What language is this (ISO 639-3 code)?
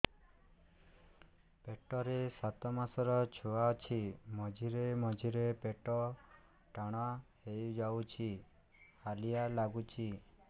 ori